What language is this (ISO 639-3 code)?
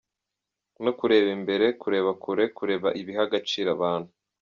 kin